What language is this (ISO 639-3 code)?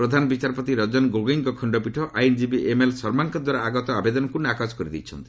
ori